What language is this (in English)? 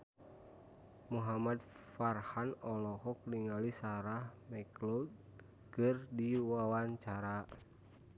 Sundanese